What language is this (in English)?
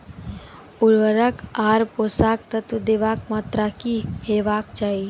Maithili